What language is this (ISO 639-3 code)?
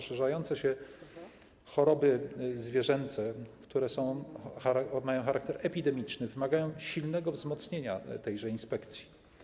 pol